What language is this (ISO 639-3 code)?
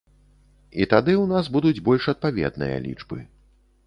bel